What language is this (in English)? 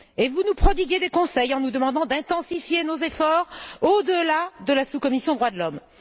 French